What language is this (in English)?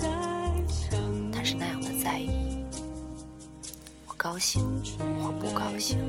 Chinese